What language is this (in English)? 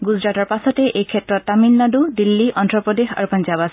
Assamese